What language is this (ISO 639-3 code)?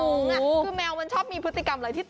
tha